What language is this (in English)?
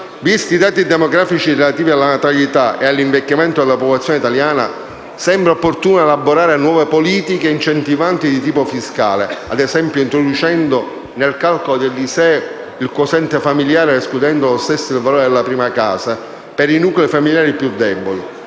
Italian